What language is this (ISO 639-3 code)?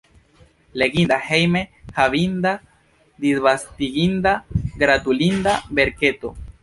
epo